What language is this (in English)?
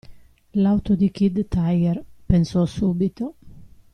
Italian